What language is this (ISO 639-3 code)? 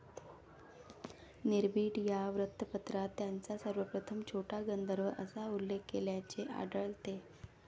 mar